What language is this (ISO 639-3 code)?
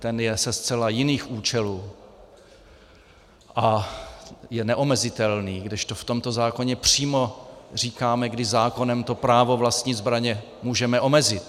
ces